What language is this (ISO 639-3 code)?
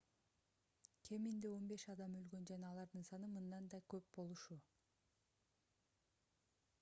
kir